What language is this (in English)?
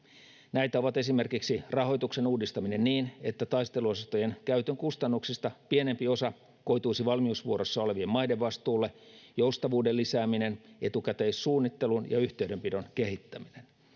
Finnish